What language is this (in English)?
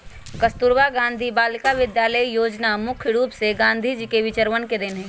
Magahi